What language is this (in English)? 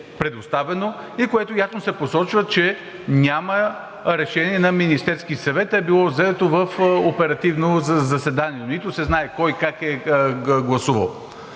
Bulgarian